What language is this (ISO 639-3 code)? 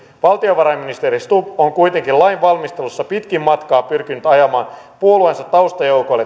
fin